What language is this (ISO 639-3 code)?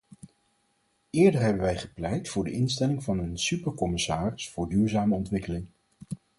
nld